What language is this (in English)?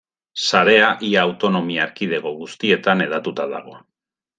Basque